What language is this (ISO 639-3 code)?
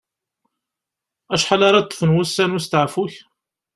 kab